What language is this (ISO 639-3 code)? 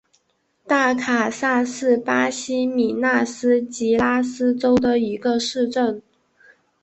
zho